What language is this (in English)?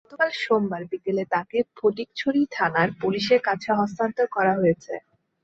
Bangla